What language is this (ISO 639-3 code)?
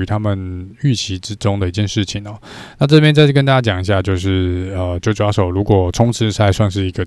zho